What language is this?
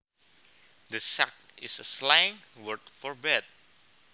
Javanese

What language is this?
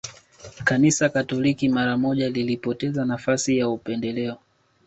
Swahili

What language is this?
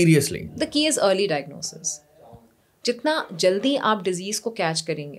Urdu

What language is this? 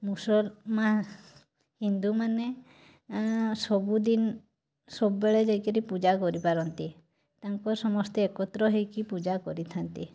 Odia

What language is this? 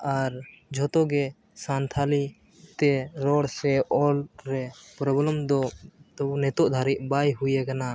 Santali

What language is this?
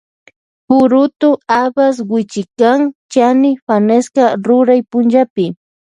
Loja Highland Quichua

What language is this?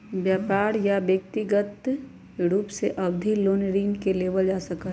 Magahi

